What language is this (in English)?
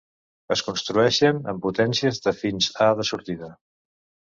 Catalan